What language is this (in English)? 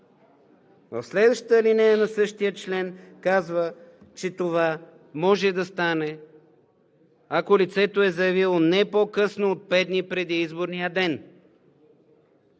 Bulgarian